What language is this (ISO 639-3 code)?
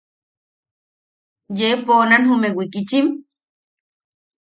yaq